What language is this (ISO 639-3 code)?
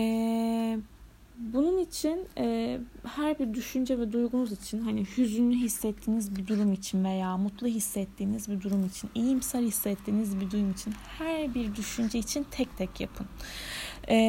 tur